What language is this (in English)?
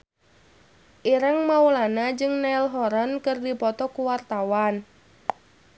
Sundanese